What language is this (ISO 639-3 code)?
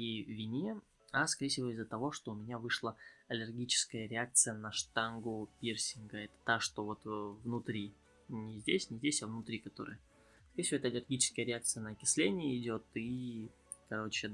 rus